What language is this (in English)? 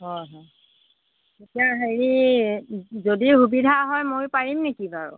Assamese